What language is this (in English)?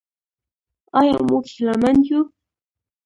Pashto